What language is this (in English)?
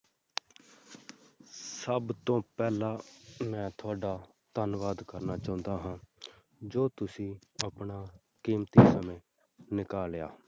Punjabi